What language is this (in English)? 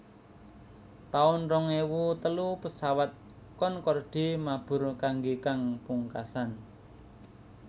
Javanese